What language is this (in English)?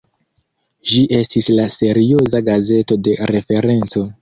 Esperanto